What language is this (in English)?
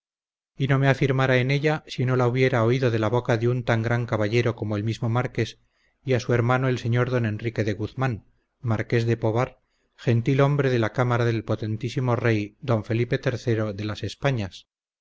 Spanish